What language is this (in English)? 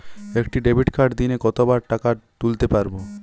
Bangla